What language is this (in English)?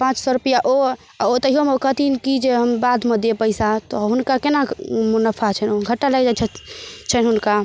Maithili